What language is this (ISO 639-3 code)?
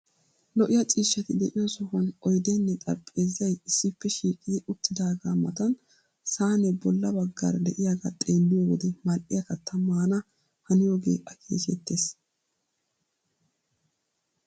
wal